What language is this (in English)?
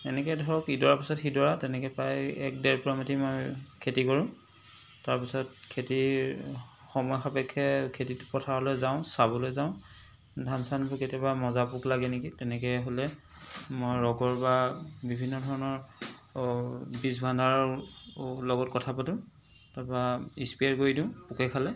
Assamese